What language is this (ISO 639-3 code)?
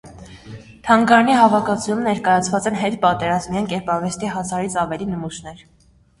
hye